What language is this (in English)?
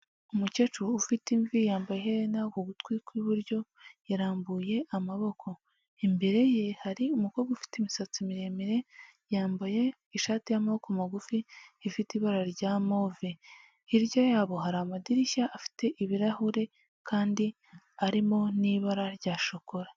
Kinyarwanda